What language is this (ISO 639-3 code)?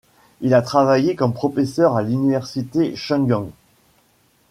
fra